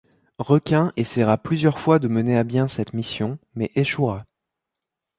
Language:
French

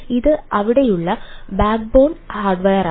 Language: Malayalam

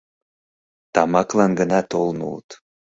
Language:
Mari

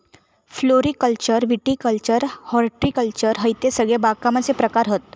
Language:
Marathi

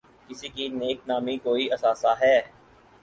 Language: Urdu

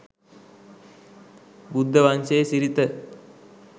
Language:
Sinhala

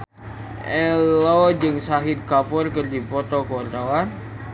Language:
Sundanese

